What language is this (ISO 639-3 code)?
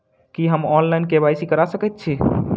mai